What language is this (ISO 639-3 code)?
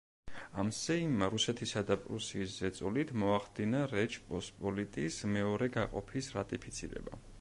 kat